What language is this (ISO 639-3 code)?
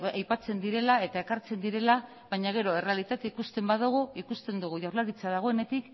eus